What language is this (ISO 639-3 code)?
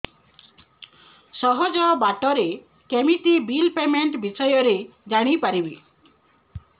ori